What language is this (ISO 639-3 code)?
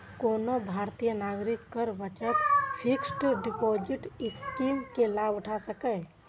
mai